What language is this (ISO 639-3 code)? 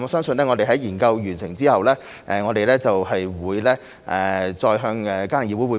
yue